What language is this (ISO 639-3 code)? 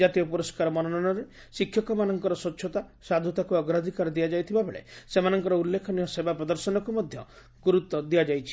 ori